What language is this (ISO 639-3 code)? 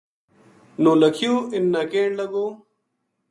gju